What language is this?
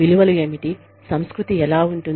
Telugu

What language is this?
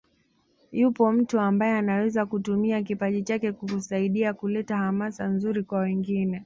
Swahili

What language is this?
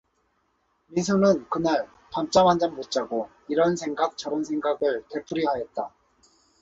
Korean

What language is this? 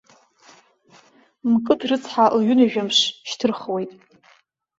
Abkhazian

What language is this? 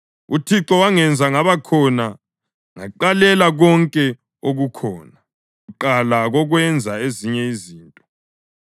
North Ndebele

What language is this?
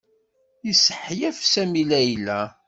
Kabyle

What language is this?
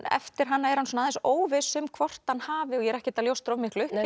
Icelandic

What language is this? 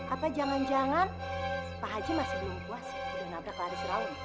Indonesian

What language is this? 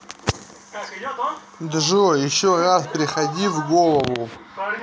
Russian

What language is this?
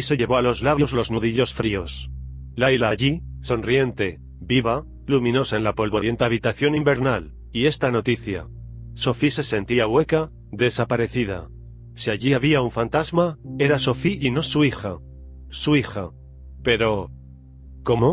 Spanish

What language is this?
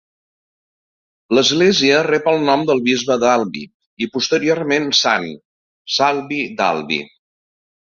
Catalan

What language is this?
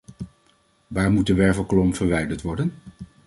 Dutch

